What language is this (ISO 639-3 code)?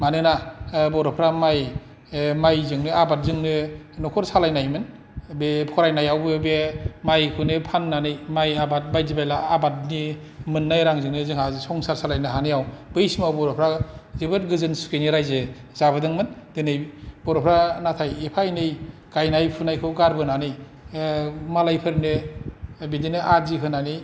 brx